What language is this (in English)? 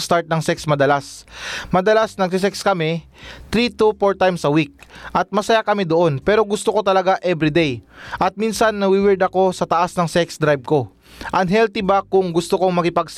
Filipino